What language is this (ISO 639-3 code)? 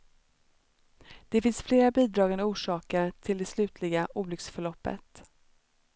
swe